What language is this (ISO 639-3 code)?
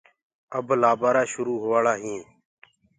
ggg